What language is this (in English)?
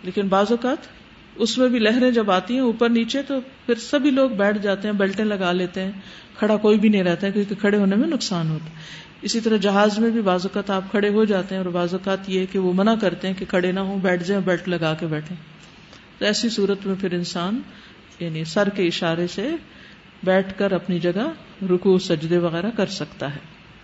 Urdu